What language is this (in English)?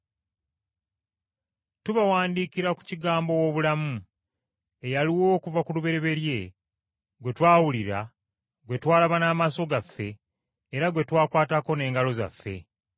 Ganda